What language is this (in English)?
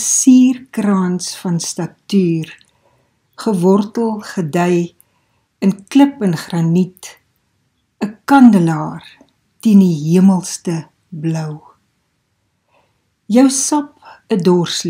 Dutch